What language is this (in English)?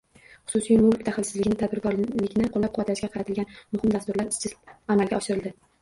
Uzbek